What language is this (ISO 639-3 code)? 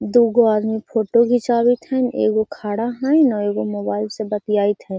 mag